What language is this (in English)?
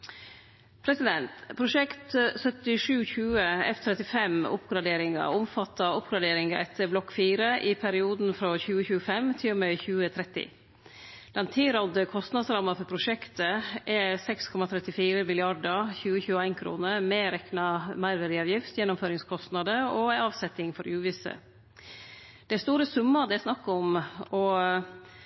Norwegian Nynorsk